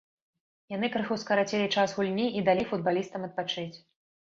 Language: Belarusian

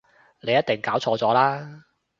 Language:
Cantonese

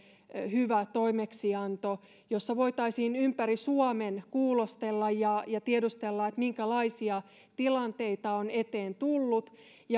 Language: Finnish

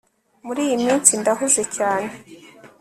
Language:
Kinyarwanda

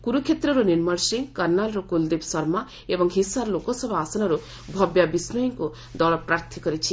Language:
Odia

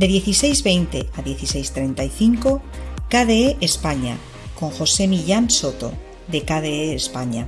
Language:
Spanish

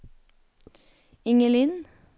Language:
Norwegian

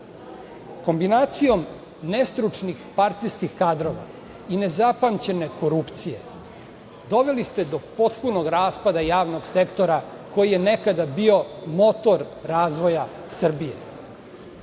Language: Serbian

